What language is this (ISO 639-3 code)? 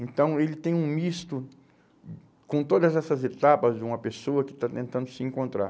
por